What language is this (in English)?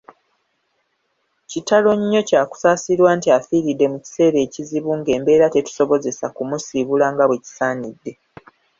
Ganda